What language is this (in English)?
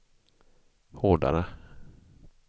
Swedish